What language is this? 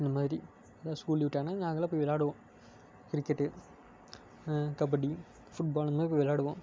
Tamil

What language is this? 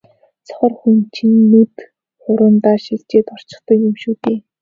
Mongolian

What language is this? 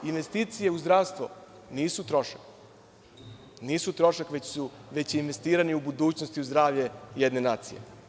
Serbian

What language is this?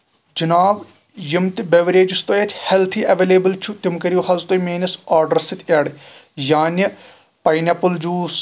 Kashmiri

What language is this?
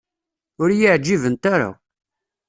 Kabyle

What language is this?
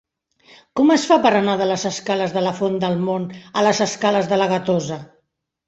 Catalan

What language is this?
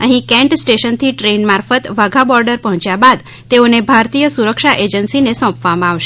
Gujarati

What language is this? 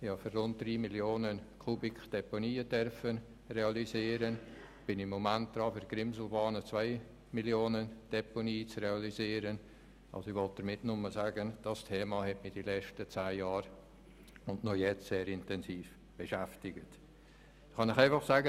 Swiss German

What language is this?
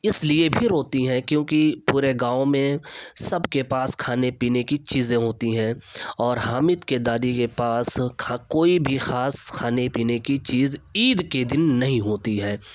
Urdu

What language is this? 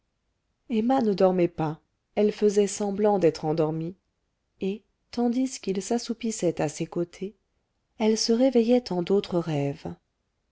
French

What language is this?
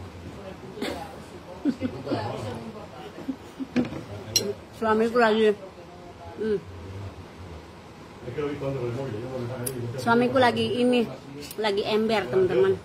Indonesian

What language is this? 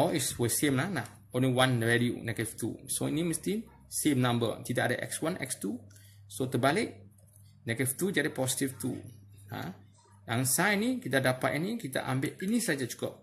Malay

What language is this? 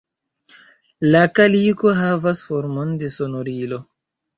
Esperanto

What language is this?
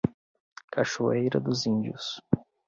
Portuguese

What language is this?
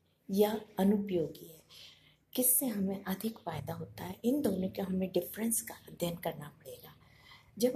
Hindi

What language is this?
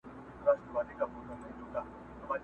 Pashto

